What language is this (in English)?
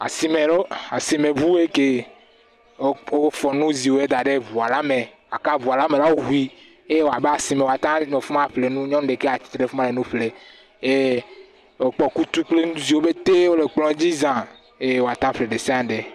Ewe